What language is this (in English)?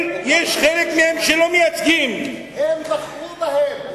Hebrew